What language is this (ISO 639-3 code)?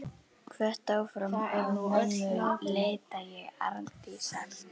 isl